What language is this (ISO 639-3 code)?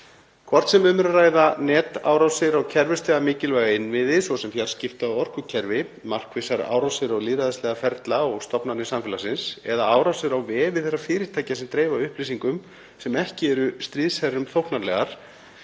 isl